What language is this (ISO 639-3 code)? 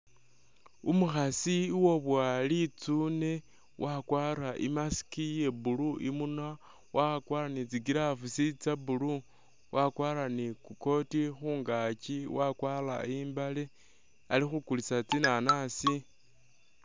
myx